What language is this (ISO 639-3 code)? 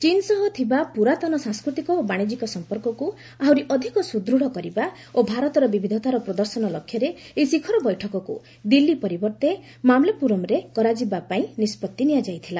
ori